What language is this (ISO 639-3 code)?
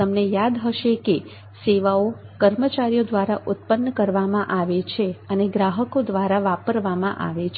guj